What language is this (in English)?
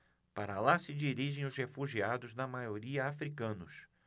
Portuguese